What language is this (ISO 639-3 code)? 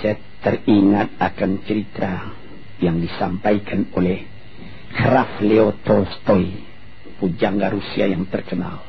msa